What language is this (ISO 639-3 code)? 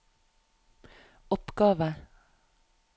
nor